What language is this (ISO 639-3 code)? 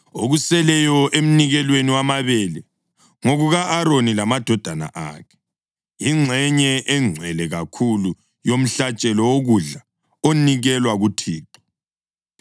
nde